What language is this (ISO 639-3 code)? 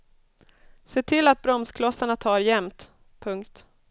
swe